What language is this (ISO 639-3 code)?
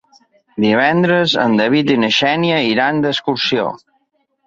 cat